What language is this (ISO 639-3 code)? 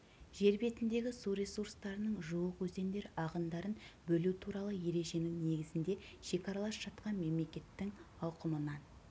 kaz